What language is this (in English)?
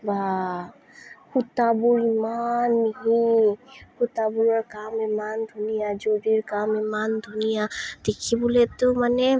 Assamese